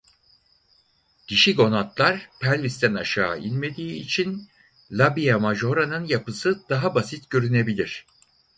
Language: Turkish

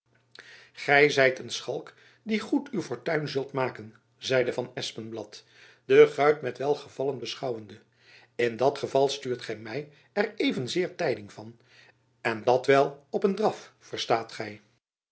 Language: Dutch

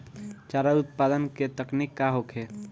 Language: Bhojpuri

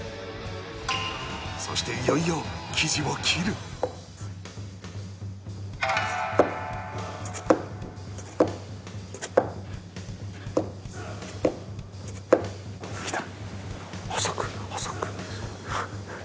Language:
Japanese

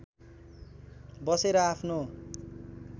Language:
Nepali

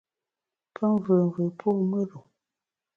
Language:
Bamun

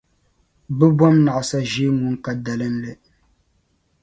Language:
Dagbani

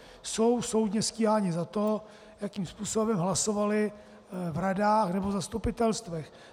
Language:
Czech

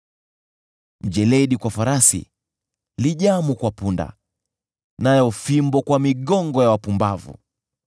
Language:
Swahili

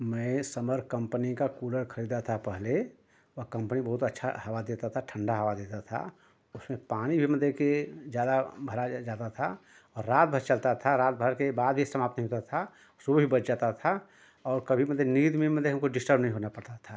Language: Hindi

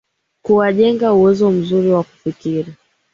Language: Swahili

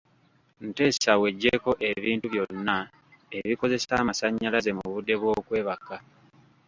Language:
Ganda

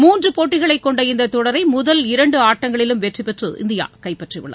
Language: Tamil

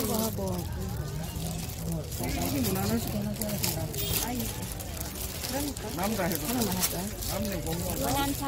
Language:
Korean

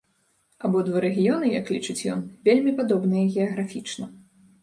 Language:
Belarusian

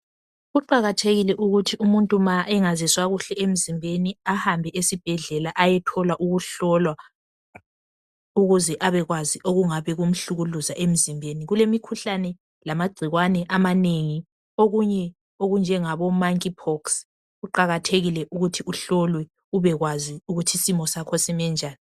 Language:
North Ndebele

